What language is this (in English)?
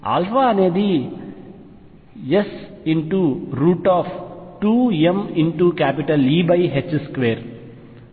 Telugu